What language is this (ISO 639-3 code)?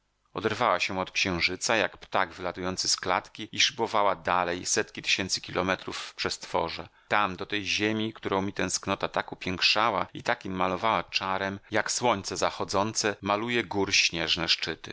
pol